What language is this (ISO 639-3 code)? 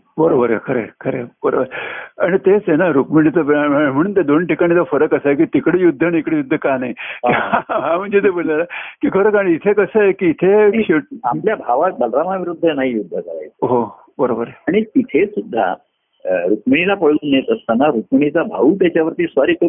mar